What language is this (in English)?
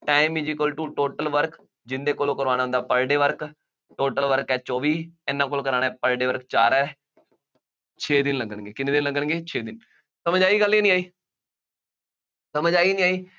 Punjabi